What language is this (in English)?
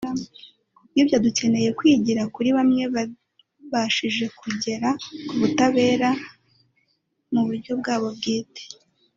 Kinyarwanda